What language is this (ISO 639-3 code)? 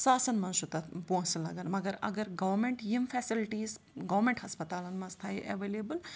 kas